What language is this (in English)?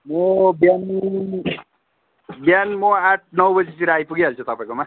Nepali